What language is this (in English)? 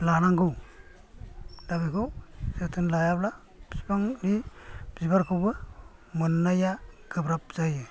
Bodo